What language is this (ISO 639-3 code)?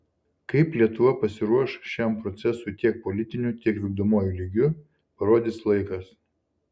lit